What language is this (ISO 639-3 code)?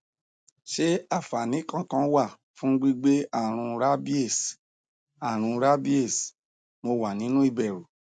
yor